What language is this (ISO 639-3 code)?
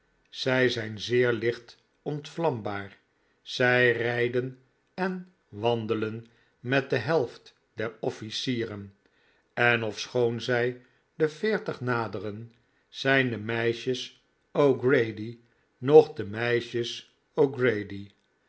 nld